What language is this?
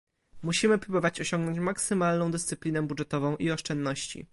Polish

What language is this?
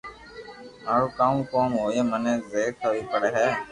Loarki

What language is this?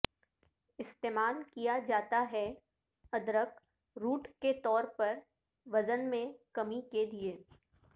Urdu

